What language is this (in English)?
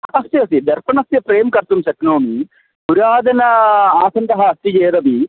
Sanskrit